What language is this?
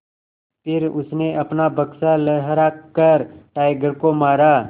Hindi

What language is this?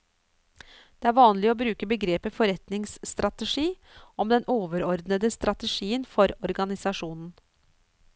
Norwegian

